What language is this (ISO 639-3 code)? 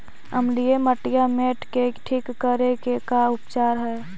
mag